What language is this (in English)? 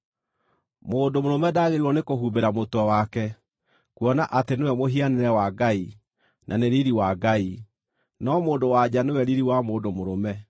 Kikuyu